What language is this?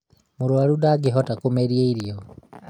Kikuyu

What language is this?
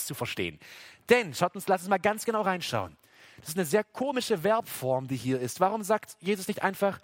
German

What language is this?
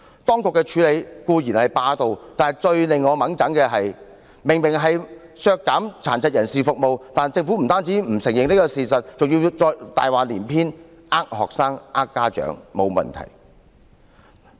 Cantonese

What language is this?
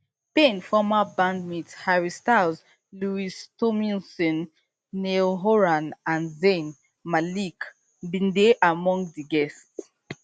Nigerian Pidgin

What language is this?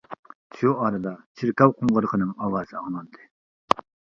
Uyghur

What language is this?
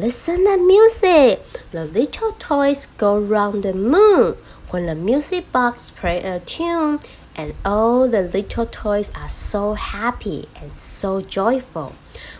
English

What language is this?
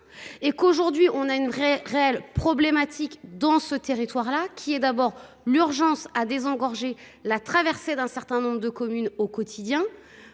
French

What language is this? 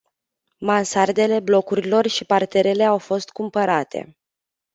Romanian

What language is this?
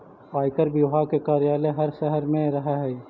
Magahi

